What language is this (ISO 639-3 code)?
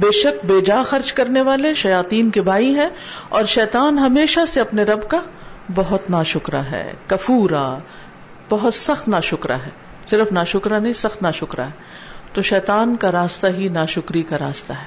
urd